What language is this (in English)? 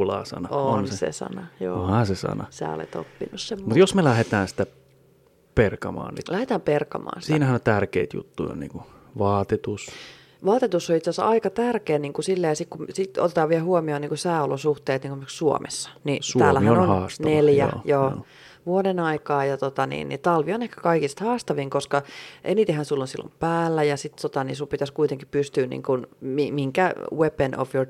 Finnish